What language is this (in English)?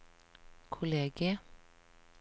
Norwegian